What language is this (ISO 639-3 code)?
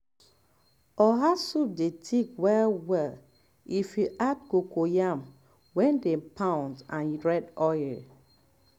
pcm